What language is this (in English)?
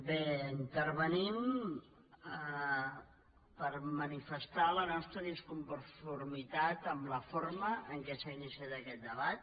Catalan